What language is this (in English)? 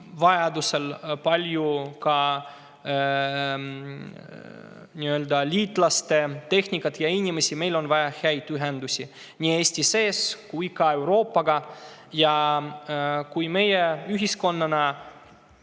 Estonian